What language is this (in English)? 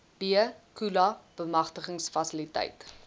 Afrikaans